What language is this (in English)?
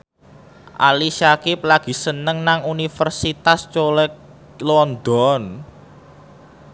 Javanese